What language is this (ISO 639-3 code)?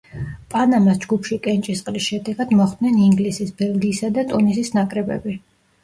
kat